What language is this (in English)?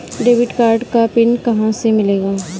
Hindi